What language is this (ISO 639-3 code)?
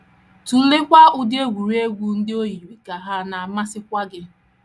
ibo